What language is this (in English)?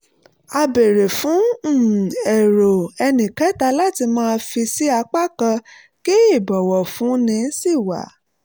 Yoruba